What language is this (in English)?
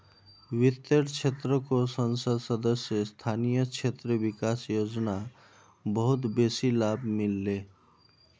Magahi